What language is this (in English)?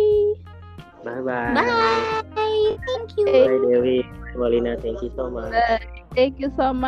Indonesian